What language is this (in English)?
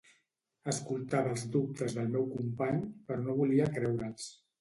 Catalan